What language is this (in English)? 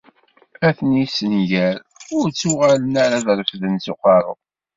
Kabyle